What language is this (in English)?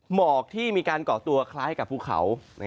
Thai